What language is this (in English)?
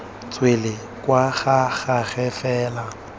Tswana